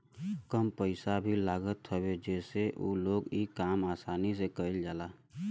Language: Bhojpuri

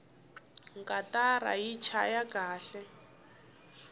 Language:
Tsonga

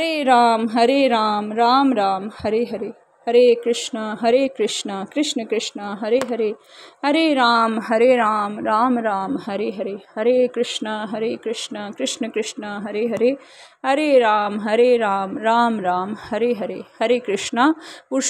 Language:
Hindi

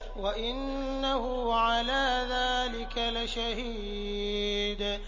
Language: Arabic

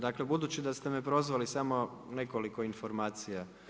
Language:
Croatian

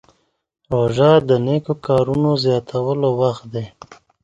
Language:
Pashto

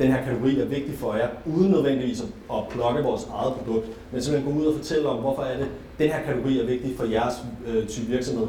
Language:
Danish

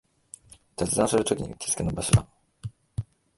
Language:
Japanese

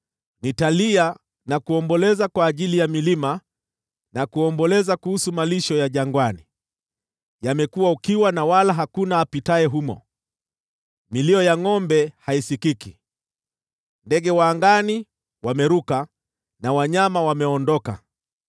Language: Swahili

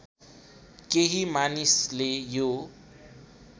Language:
Nepali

